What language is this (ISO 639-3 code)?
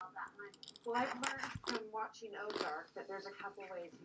cym